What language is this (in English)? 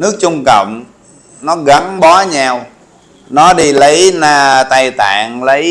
Vietnamese